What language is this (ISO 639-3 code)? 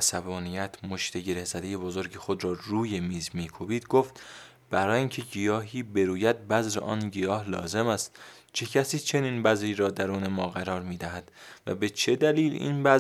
fas